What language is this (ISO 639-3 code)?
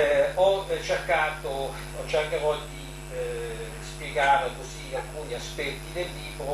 ita